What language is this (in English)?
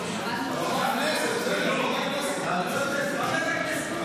Hebrew